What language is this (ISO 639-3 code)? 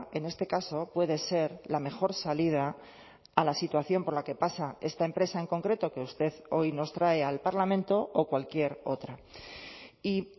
spa